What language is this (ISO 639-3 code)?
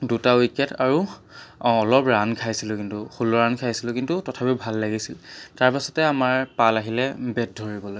asm